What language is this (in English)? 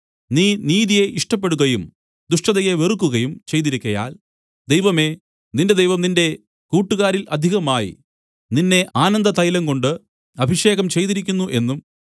Malayalam